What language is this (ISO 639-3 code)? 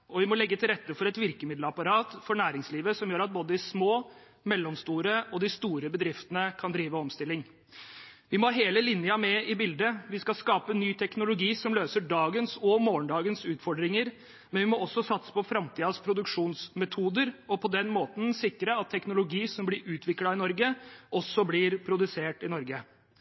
nob